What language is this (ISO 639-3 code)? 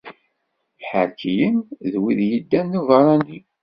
kab